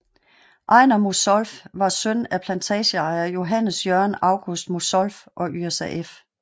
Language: Danish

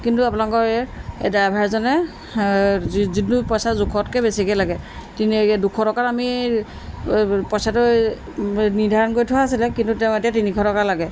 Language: Assamese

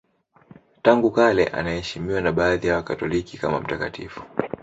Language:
Swahili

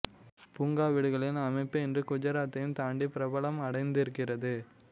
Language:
Tamil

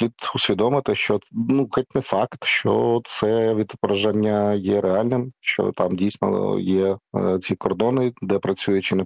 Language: Ukrainian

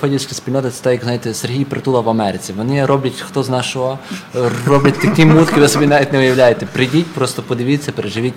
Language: Ukrainian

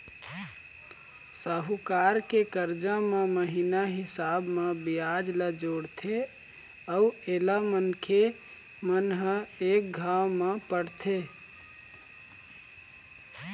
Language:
Chhattisgarhi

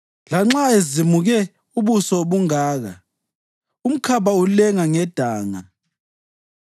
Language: North Ndebele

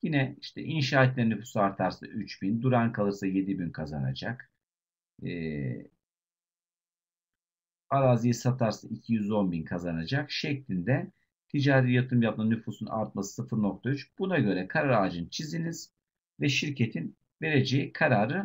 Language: Turkish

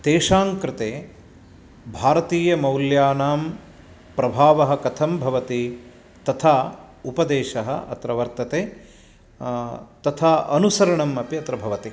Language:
Sanskrit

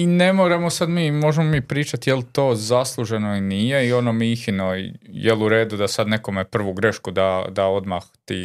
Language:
Croatian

